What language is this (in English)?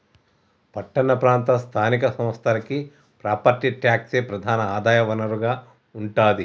Telugu